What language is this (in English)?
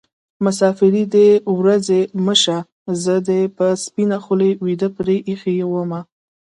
Pashto